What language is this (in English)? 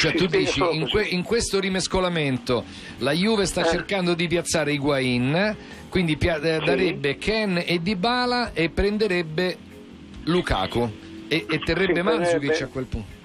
Italian